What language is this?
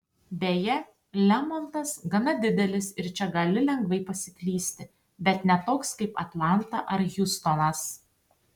Lithuanian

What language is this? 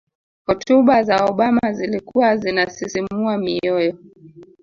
Swahili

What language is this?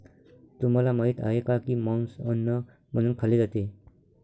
Marathi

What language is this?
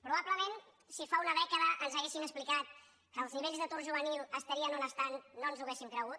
Catalan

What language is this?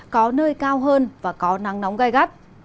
Vietnamese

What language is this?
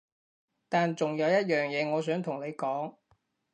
Cantonese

